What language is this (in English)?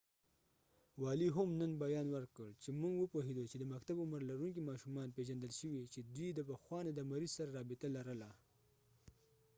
Pashto